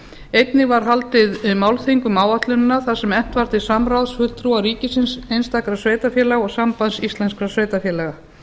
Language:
Icelandic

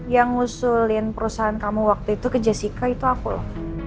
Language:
Indonesian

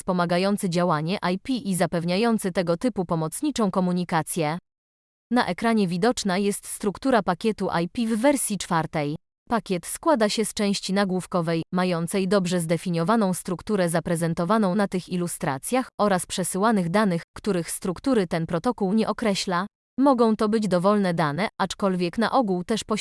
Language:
Polish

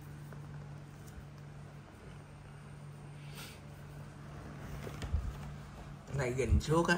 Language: Vietnamese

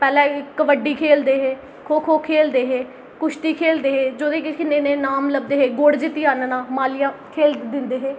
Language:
Dogri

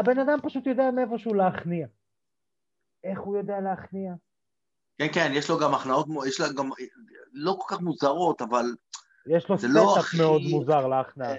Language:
Hebrew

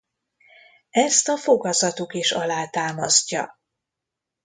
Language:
Hungarian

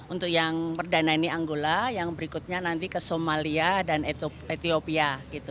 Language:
Indonesian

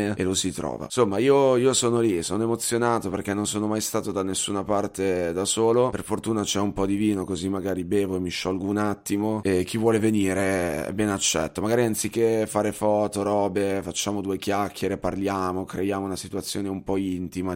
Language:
Italian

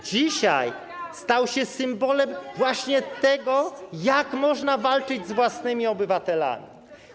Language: Polish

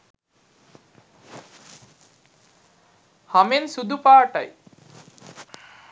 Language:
Sinhala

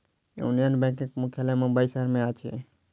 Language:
Maithili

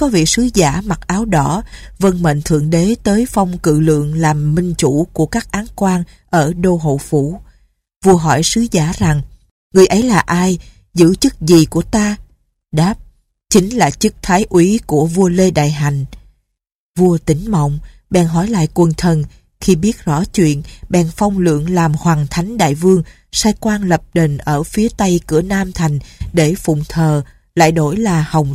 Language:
Vietnamese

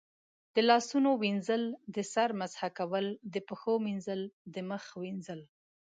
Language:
Pashto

